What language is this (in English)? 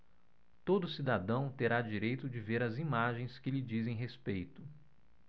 Portuguese